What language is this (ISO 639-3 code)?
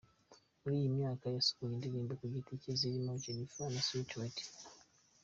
kin